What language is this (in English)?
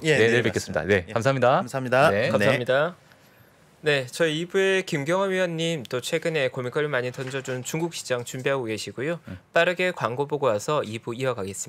Korean